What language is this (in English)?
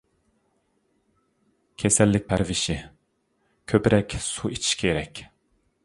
Uyghur